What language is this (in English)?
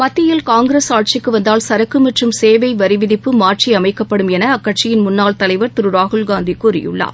Tamil